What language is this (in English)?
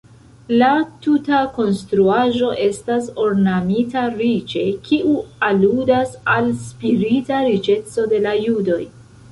Esperanto